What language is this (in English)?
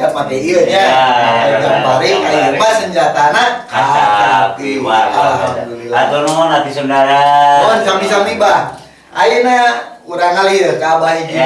Indonesian